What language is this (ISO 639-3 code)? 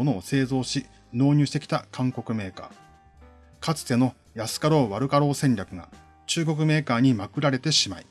jpn